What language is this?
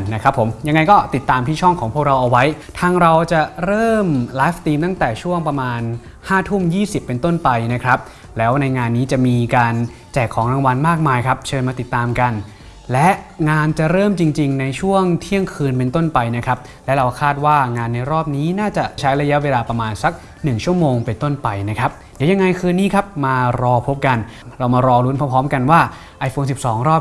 Thai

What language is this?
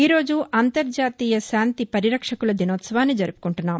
Telugu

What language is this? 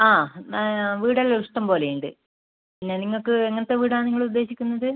Malayalam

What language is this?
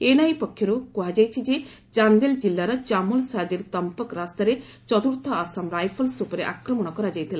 Odia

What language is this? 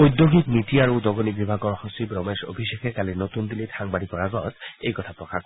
Assamese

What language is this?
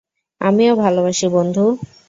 Bangla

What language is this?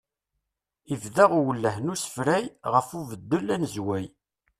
Kabyle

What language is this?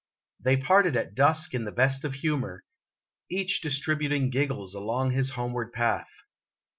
English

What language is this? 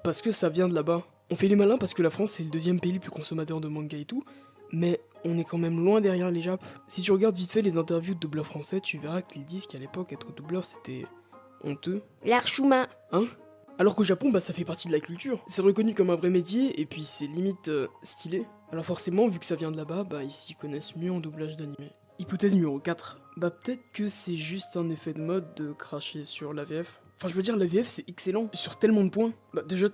French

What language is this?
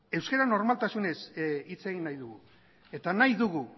Basque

